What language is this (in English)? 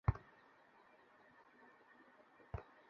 Bangla